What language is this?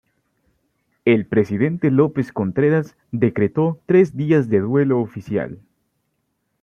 Spanish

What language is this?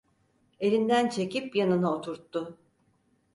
Turkish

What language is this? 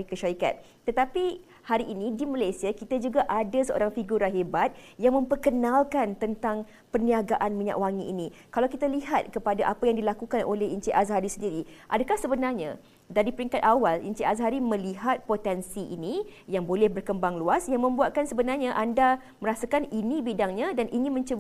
Malay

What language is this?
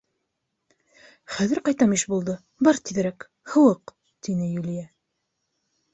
Bashkir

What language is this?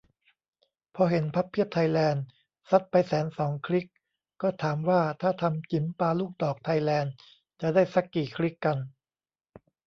Thai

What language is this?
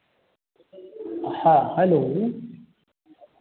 Maithili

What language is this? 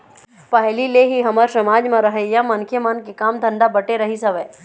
Chhattisgarhi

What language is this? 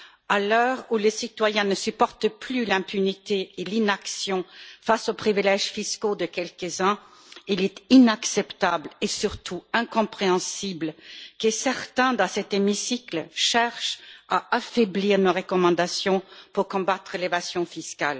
French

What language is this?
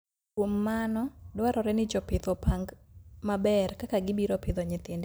Luo (Kenya and Tanzania)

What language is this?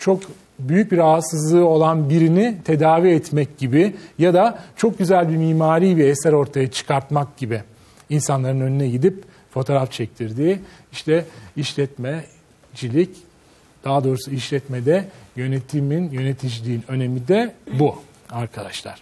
Turkish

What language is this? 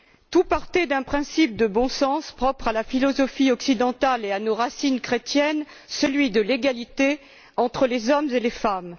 French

